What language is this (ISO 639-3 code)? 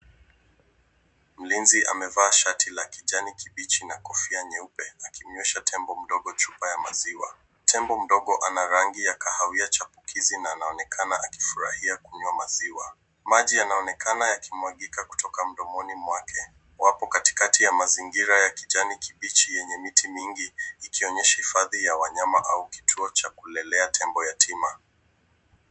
swa